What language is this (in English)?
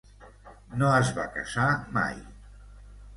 Catalan